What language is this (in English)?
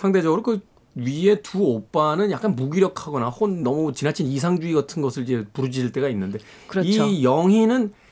Korean